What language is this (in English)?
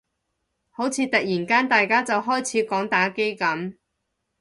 Cantonese